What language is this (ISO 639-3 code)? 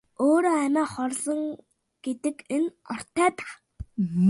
mon